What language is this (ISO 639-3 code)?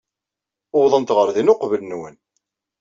kab